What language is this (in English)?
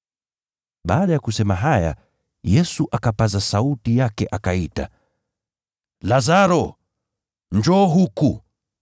Swahili